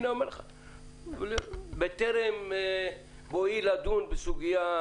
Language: Hebrew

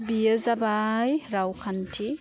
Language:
Bodo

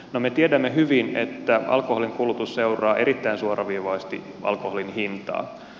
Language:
Finnish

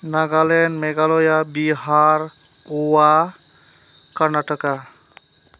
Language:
Bodo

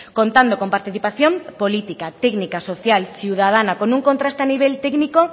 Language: Spanish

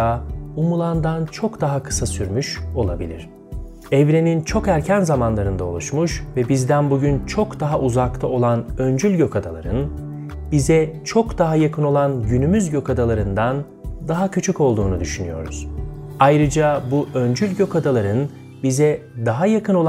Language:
Turkish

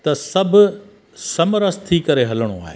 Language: Sindhi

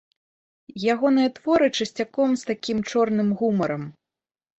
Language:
Belarusian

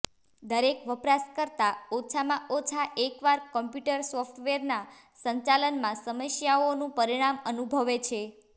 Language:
Gujarati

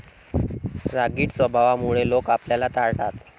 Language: Marathi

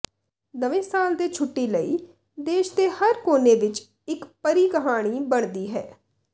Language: Punjabi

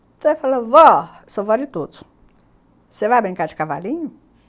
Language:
Portuguese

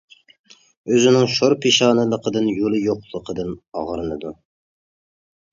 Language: Uyghur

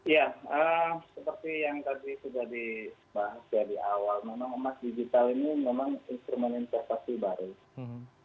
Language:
Indonesian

